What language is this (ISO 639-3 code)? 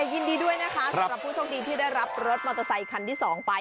tha